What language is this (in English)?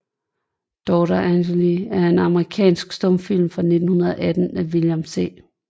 Danish